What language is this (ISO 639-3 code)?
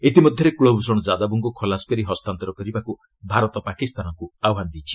ori